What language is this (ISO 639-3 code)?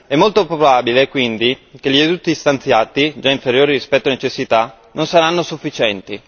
ita